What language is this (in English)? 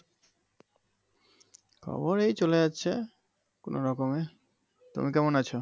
Bangla